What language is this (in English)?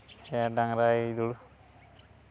Santali